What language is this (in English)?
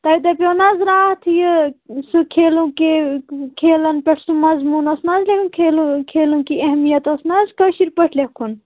Kashmiri